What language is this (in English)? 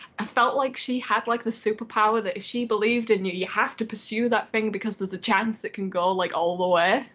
English